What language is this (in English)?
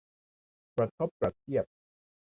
Thai